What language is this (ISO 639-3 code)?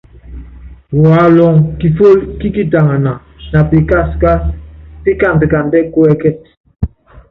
yav